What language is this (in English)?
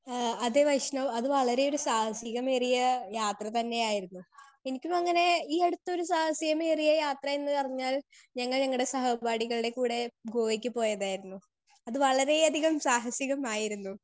Malayalam